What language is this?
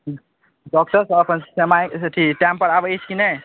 Maithili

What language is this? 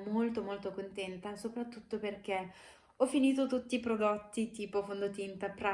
Italian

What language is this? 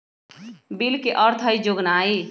Magahi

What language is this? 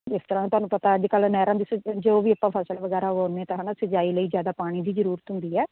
Punjabi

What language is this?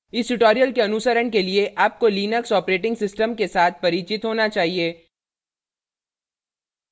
Hindi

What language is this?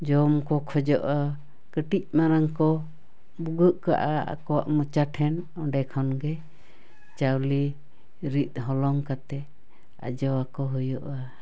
Santali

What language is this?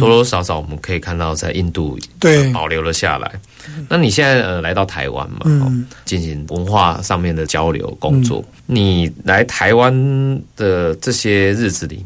Chinese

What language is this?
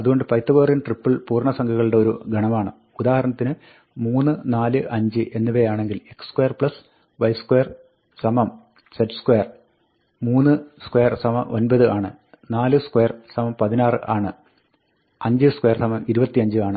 Malayalam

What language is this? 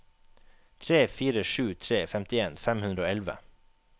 Norwegian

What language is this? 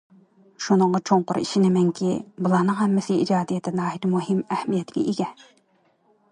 Uyghur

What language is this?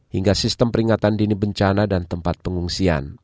Indonesian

